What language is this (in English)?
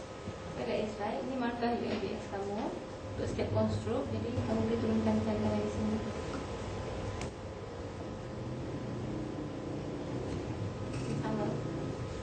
Malay